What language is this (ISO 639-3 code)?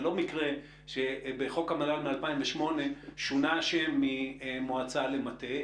heb